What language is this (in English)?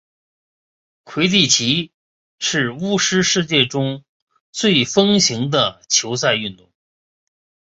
Chinese